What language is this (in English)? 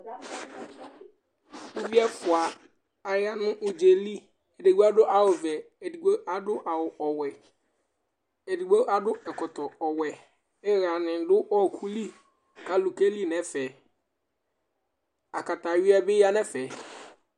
Ikposo